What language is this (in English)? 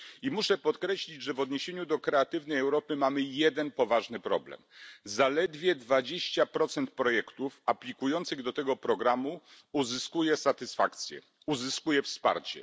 Polish